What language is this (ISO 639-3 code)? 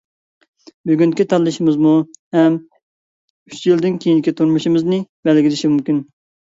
uig